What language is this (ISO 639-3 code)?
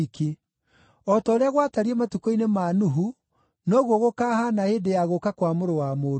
kik